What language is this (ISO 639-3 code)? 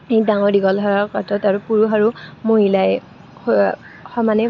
asm